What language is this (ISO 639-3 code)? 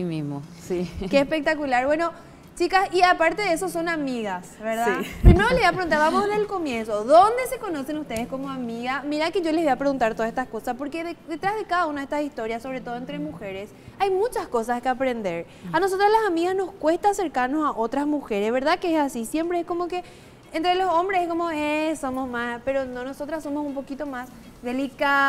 spa